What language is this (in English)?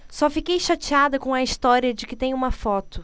Portuguese